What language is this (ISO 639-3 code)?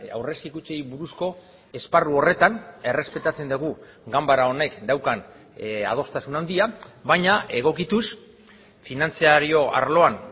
eus